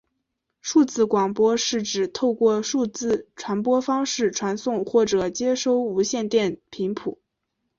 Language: Chinese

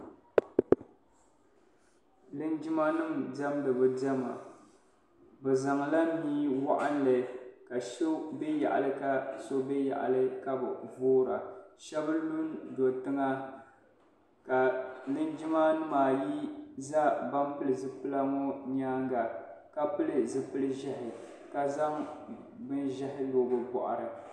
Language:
Dagbani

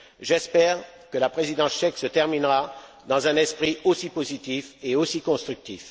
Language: French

